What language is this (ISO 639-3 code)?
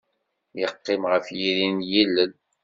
kab